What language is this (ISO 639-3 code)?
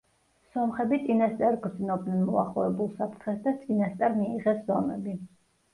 kat